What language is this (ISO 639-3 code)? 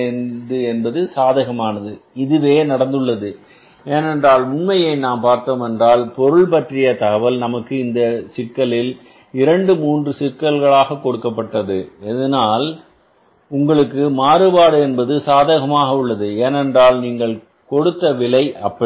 tam